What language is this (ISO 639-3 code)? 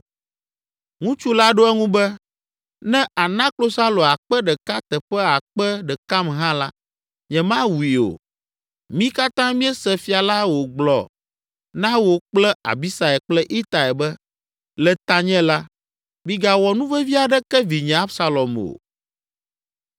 ewe